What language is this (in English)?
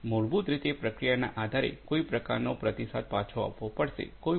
Gujarati